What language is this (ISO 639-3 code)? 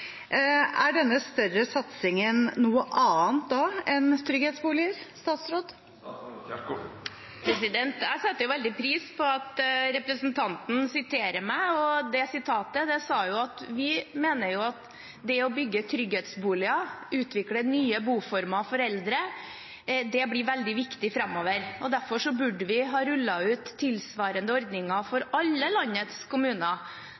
nob